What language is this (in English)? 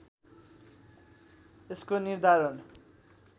Nepali